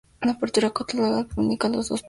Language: Spanish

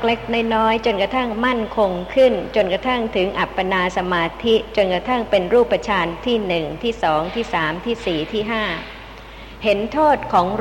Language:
Thai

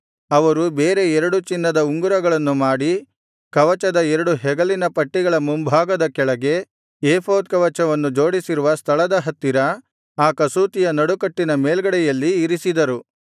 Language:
Kannada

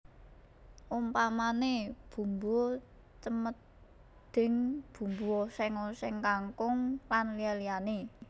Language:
Javanese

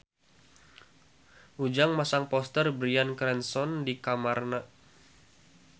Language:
Sundanese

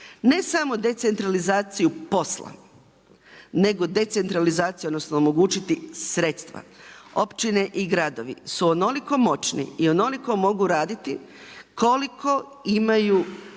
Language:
Croatian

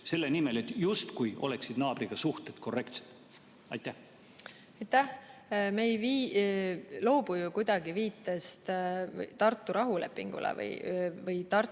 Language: Estonian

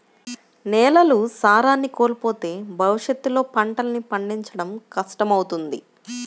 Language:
Telugu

